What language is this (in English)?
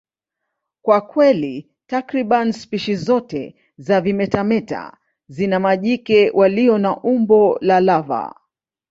Swahili